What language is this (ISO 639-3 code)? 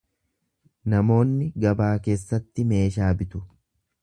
orm